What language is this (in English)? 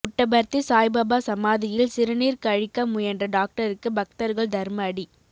Tamil